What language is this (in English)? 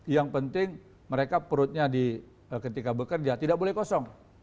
Indonesian